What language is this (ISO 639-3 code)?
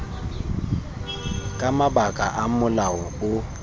tsn